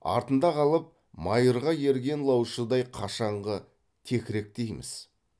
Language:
Kazakh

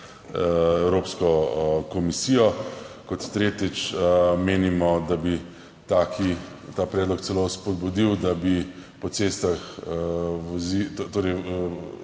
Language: Slovenian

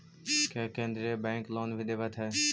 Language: Magahi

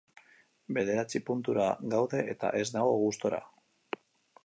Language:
Basque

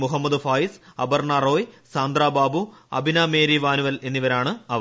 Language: Malayalam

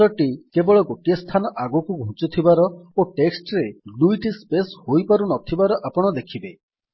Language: Odia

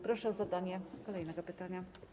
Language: Polish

